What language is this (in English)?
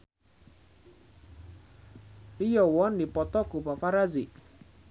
Sundanese